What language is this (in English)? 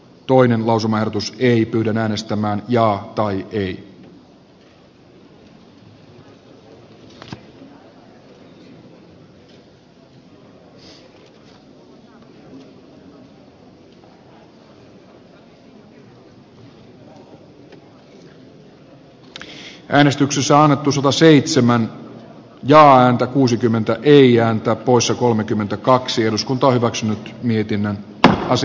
Finnish